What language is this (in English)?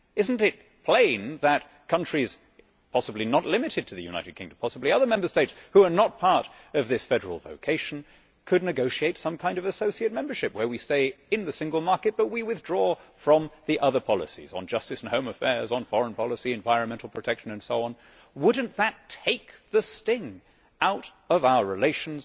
English